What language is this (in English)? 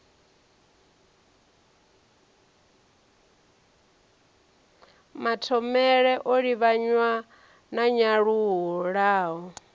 Venda